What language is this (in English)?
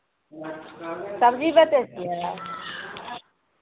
Maithili